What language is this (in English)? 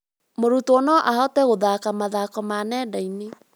Kikuyu